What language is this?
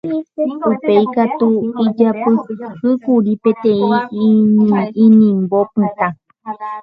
Guarani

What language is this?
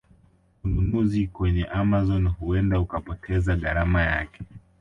Swahili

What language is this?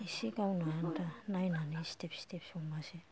Bodo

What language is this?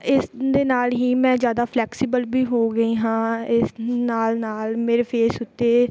Punjabi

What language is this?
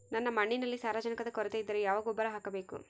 Kannada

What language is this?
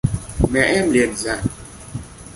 Vietnamese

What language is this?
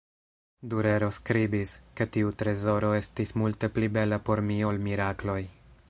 Esperanto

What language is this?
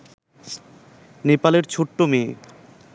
Bangla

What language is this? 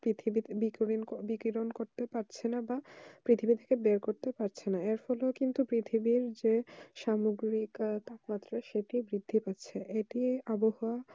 Bangla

